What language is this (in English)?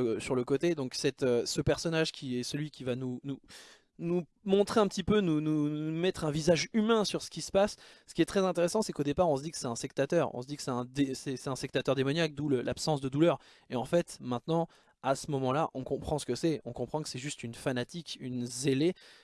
French